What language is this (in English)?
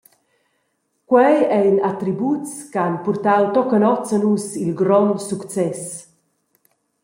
Romansh